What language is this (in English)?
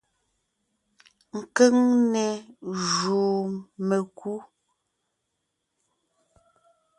Ngiemboon